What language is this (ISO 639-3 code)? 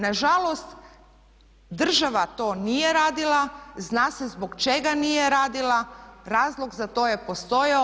hrv